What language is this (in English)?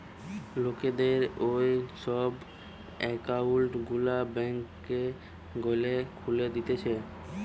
Bangla